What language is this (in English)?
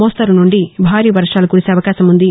Telugu